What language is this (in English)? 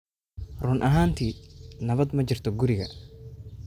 Somali